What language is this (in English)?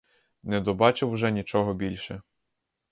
Ukrainian